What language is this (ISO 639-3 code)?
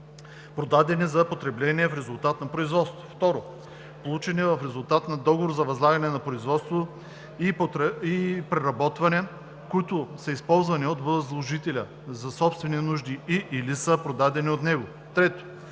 bul